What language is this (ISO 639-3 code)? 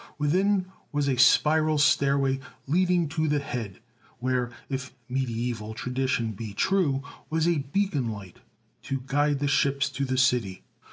eng